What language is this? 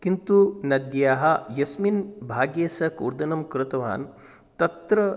Sanskrit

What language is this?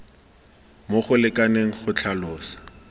Tswana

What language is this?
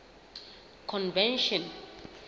Southern Sotho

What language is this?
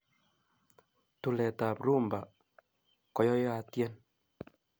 Kalenjin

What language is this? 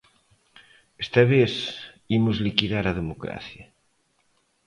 Galician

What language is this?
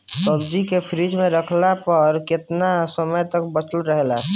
Bhojpuri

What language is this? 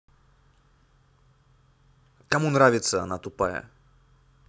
Russian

